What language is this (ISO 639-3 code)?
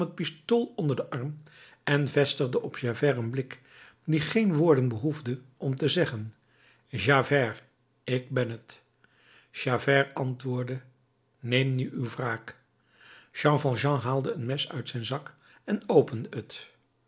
nld